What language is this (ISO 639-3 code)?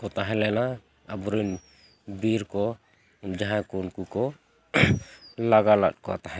sat